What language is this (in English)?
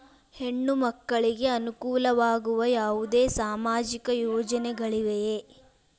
Kannada